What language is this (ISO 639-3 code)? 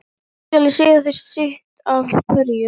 isl